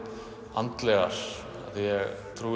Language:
Icelandic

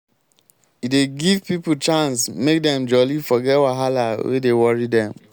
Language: Nigerian Pidgin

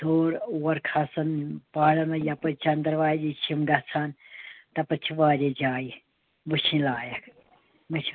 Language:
Kashmiri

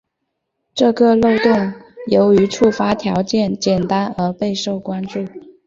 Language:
Chinese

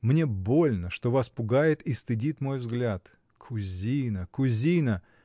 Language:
Russian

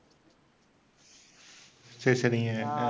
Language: Tamil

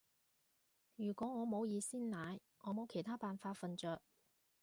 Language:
Cantonese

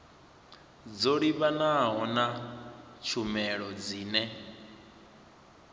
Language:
Venda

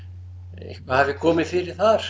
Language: Icelandic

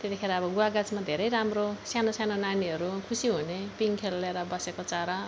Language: Nepali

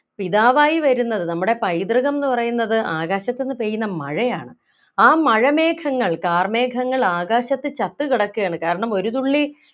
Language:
Malayalam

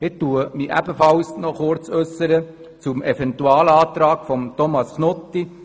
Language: Swiss German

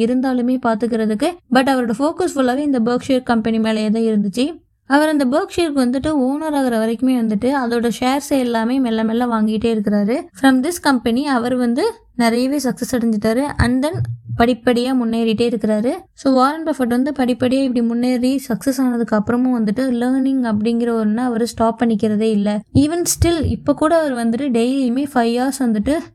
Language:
Tamil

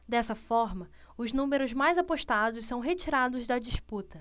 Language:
Portuguese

